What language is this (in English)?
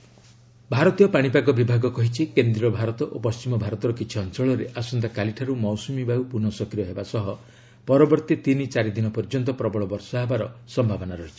Odia